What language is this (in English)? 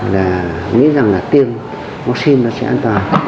Vietnamese